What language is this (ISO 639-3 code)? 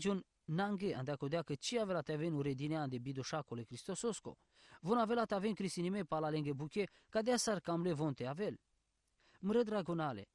ron